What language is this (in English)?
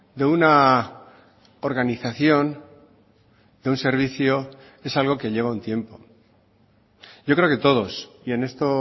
Spanish